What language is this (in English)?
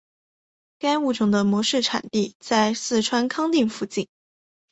Chinese